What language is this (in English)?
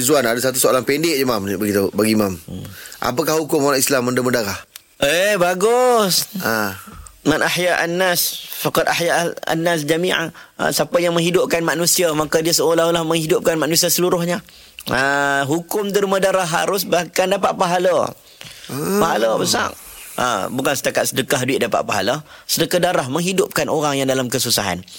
Malay